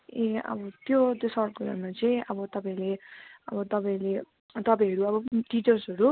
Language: Nepali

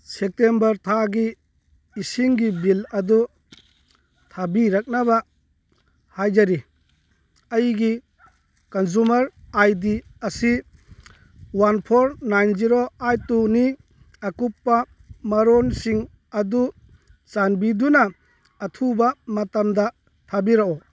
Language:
Manipuri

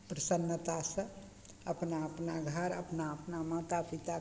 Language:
Maithili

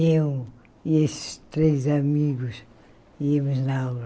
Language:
Portuguese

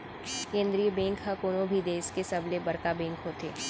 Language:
Chhattisgarhi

